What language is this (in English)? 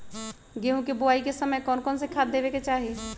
Magahi